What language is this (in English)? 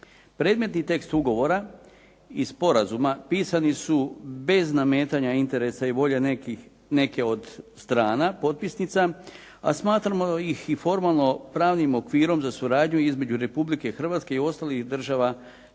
Croatian